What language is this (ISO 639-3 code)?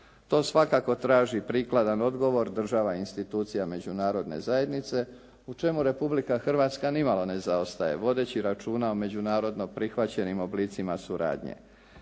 hrv